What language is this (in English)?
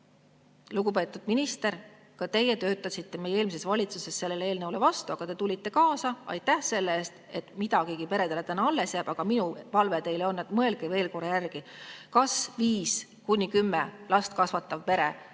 Estonian